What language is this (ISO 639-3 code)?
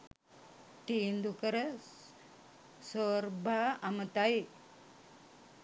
sin